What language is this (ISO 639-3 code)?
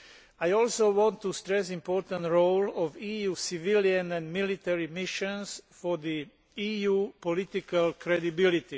eng